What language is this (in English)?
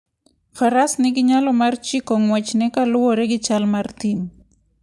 Luo (Kenya and Tanzania)